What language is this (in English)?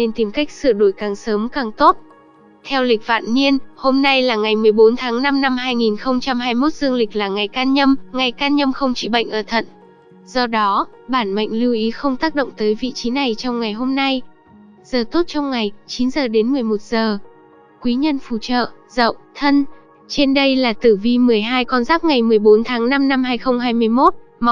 Vietnamese